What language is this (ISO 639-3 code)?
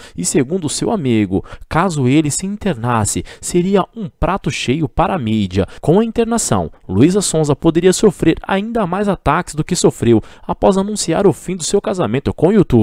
por